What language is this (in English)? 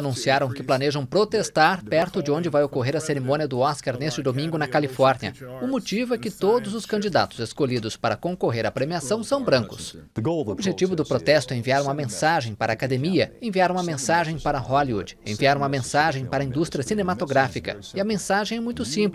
Portuguese